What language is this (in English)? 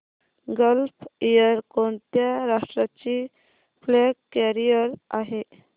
Marathi